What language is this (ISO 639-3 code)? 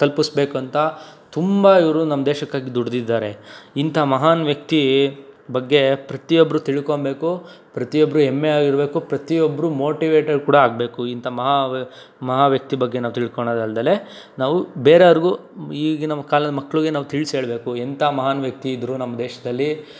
kan